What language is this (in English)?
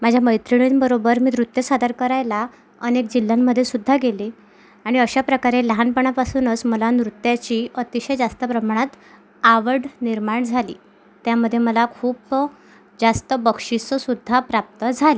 Marathi